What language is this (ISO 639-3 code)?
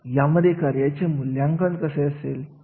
mar